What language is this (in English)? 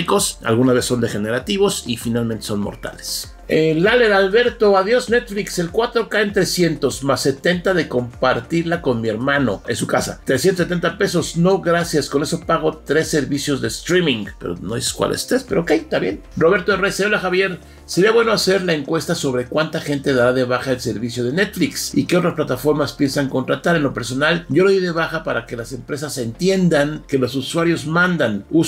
Spanish